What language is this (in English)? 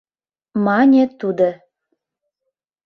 Mari